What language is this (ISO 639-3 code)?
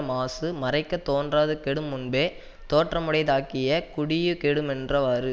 tam